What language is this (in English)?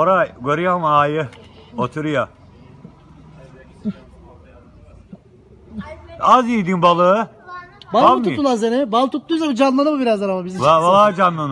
Turkish